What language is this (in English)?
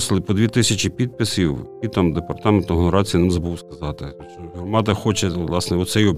Ukrainian